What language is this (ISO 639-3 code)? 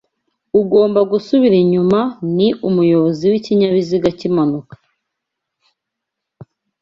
kin